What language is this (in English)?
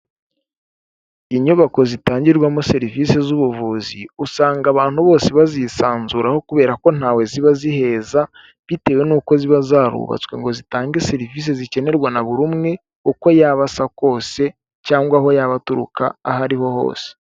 Kinyarwanda